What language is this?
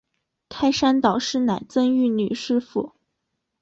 Chinese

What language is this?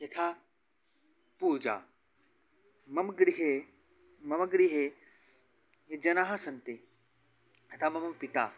Sanskrit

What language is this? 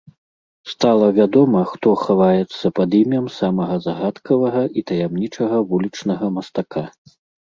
Belarusian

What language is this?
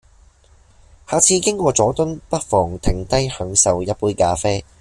Cantonese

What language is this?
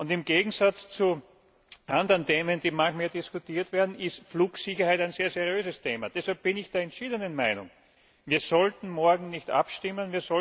German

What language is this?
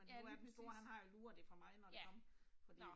Danish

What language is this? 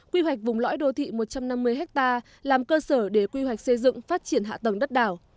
Vietnamese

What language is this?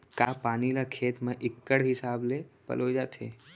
Chhattisgarhi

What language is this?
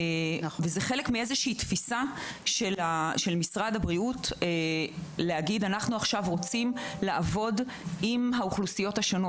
Hebrew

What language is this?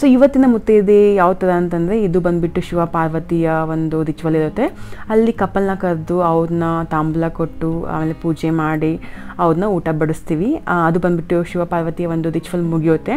Kannada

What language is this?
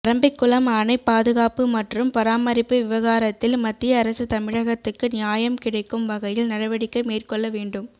Tamil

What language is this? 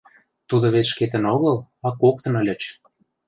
Mari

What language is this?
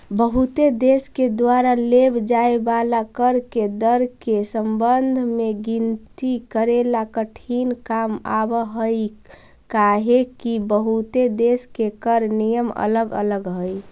Magahi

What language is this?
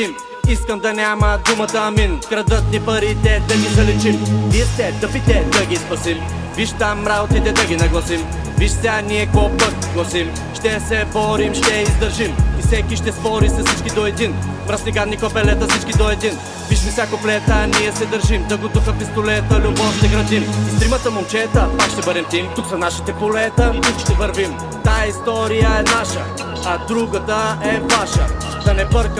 Bulgarian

